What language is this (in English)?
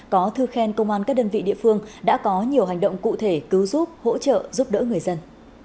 Vietnamese